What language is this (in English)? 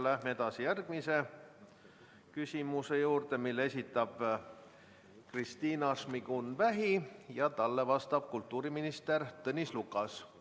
Estonian